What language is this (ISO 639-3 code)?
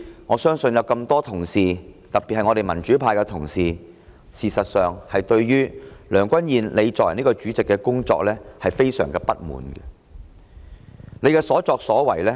yue